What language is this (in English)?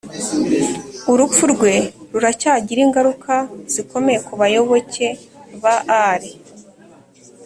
Kinyarwanda